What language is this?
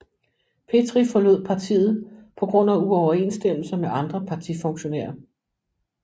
Danish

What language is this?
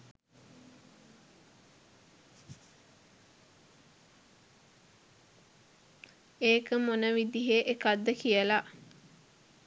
Sinhala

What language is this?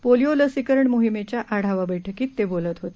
Marathi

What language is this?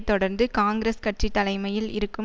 Tamil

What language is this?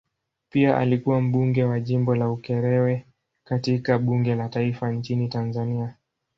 Swahili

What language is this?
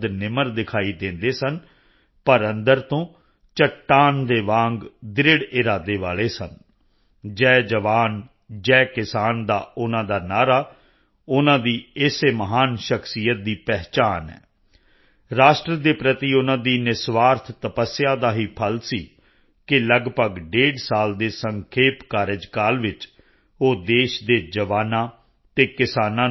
Punjabi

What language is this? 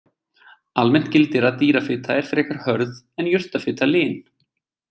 Icelandic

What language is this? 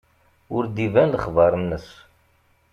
Kabyle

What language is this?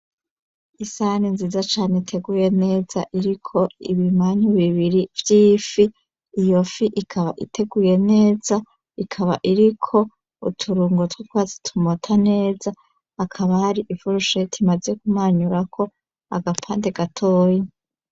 Rundi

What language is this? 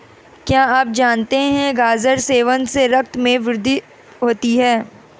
Hindi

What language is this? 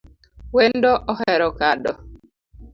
Luo (Kenya and Tanzania)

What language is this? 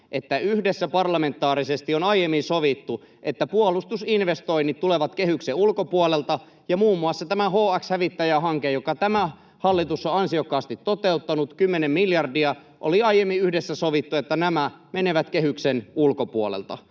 Finnish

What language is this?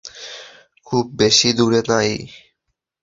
Bangla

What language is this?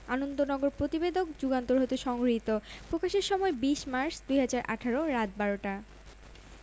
Bangla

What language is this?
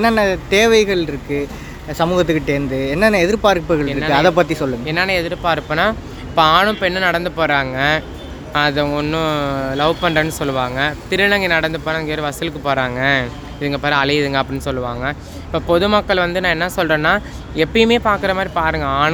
Tamil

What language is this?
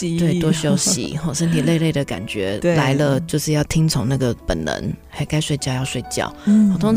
Chinese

